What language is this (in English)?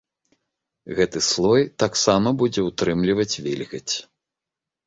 Belarusian